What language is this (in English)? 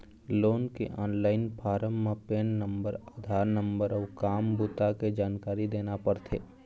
Chhattisgarhi